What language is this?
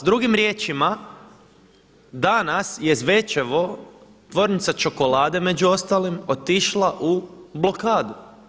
Croatian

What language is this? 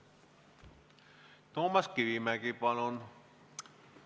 Estonian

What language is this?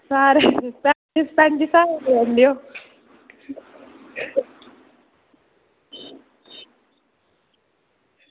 Dogri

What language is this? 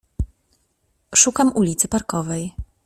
Polish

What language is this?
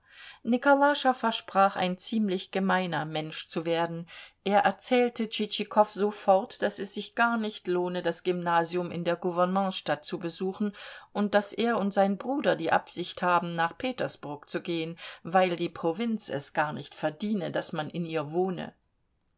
German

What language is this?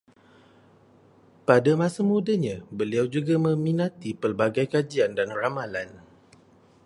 Malay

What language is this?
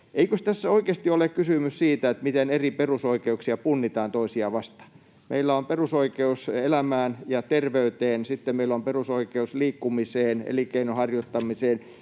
Finnish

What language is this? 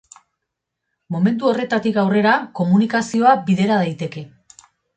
Basque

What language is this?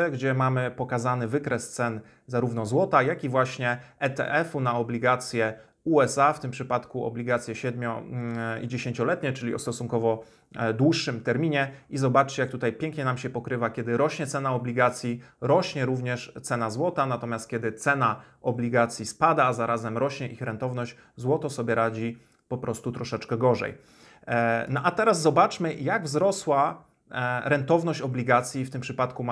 Polish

